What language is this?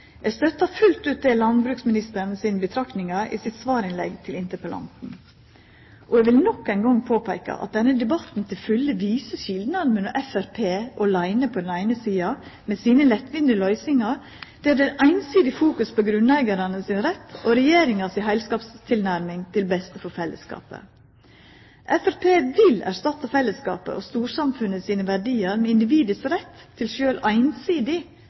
Norwegian Nynorsk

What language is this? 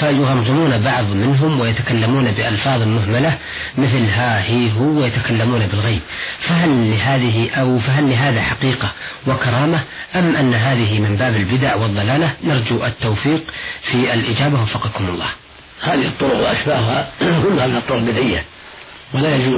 Arabic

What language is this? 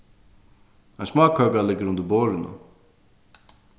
Faroese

